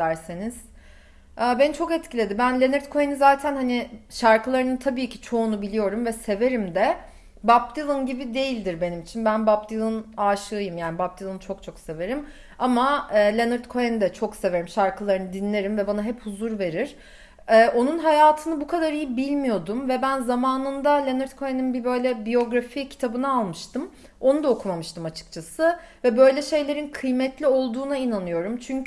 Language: Turkish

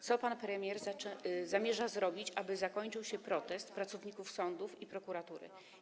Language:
Polish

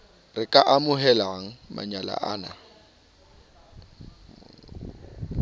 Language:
Southern Sotho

